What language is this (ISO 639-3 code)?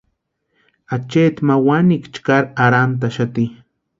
pua